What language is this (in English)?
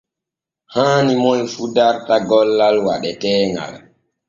Borgu Fulfulde